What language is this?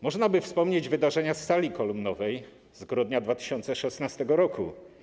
Polish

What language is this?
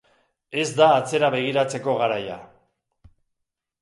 Basque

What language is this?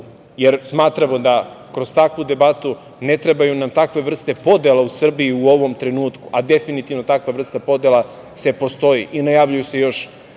Serbian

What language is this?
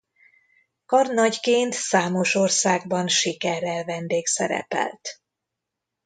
Hungarian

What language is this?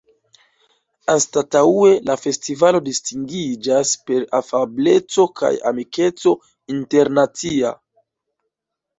Esperanto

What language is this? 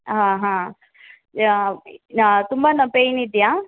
Kannada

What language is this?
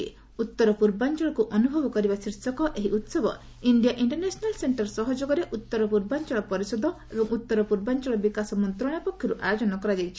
Odia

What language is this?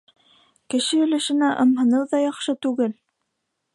Bashkir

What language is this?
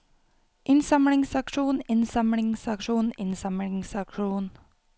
Norwegian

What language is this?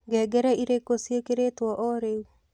Kikuyu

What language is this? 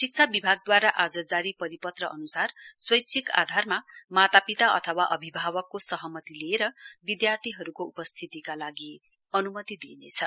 Nepali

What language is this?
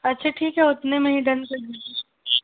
Urdu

